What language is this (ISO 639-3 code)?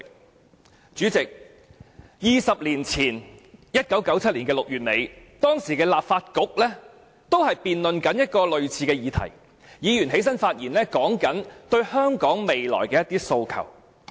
yue